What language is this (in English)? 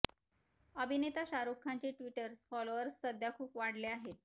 Marathi